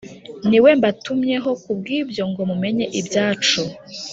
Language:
Kinyarwanda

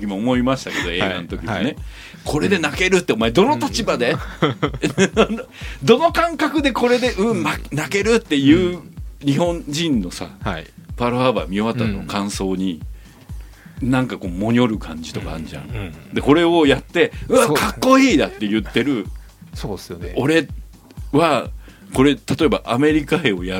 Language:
Japanese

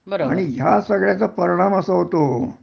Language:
Marathi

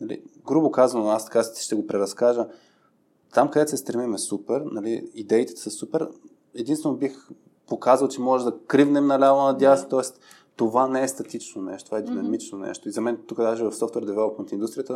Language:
Bulgarian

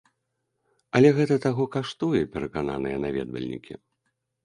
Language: Belarusian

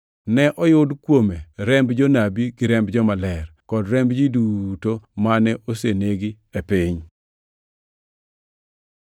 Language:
Luo (Kenya and Tanzania)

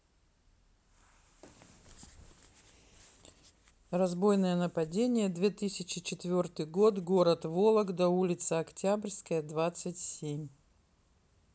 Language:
Russian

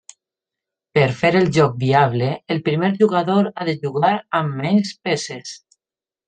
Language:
Catalan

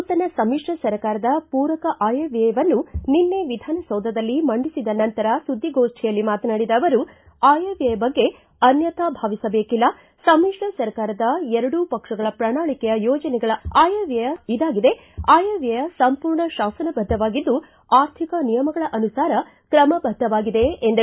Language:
Kannada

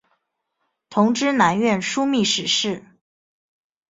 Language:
Chinese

